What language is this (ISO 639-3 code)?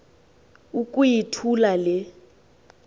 xho